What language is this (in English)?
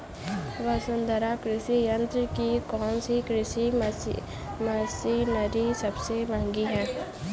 Hindi